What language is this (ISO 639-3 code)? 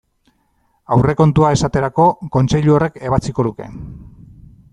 eus